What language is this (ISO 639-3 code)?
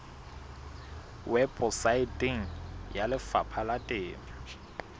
sot